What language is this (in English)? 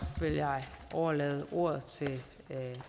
Danish